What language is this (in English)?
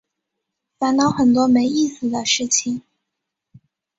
Chinese